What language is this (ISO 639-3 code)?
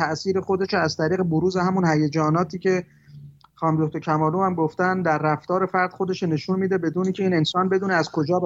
fas